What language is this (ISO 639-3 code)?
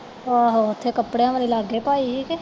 pan